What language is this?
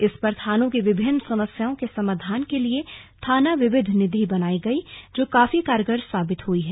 Hindi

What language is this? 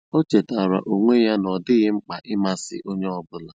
Igbo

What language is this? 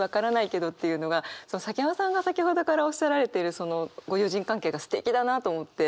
Japanese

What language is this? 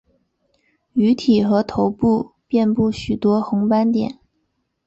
Chinese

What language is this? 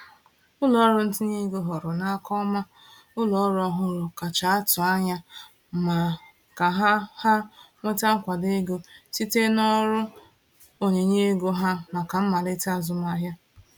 Igbo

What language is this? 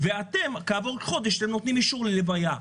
Hebrew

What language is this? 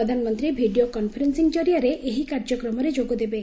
Odia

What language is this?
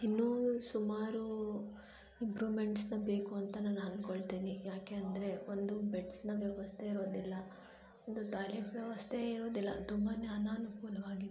Kannada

